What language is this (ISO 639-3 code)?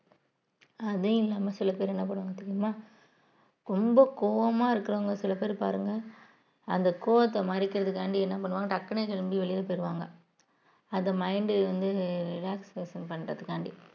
tam